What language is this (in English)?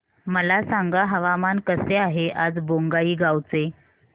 Marathi